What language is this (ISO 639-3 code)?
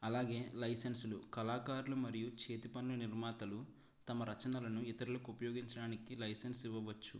tel